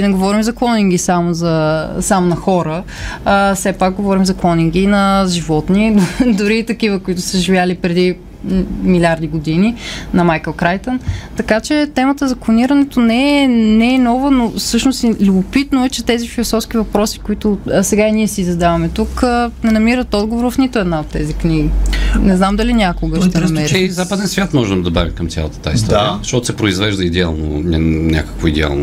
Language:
Bulgarian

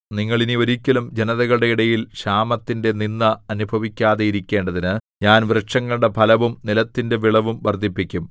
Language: Malayalam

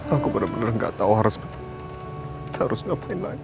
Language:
Indonesian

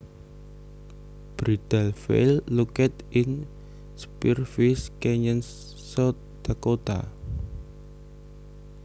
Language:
Javanese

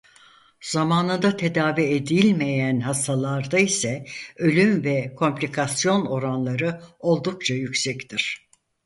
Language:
Turkish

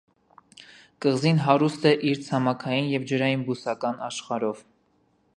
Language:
Armenian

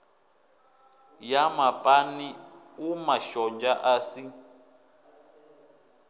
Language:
Venda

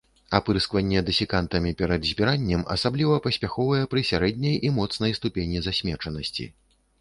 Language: Belarusian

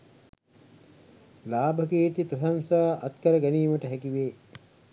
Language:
Sinhala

